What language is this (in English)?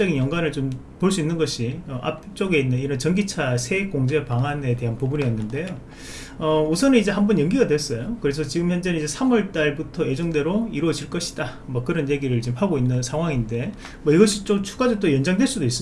Korean